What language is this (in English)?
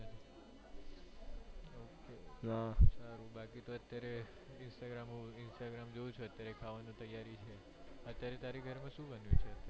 Gujarati